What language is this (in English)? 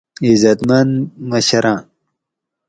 Gawri